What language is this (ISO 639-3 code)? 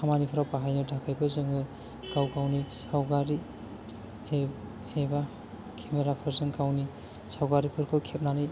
brx